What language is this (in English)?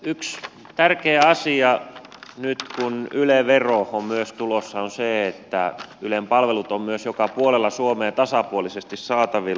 Finnish